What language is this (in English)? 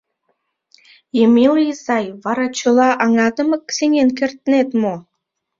Mari